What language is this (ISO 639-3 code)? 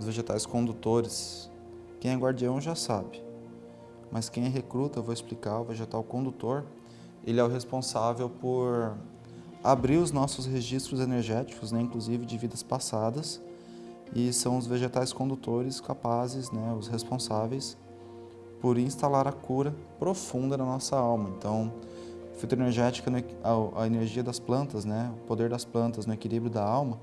por